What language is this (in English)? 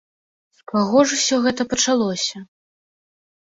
Belarusian